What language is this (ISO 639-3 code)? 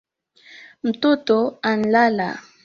swa